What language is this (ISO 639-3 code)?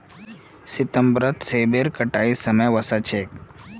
mag